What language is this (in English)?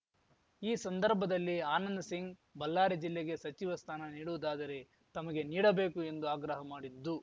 Kannada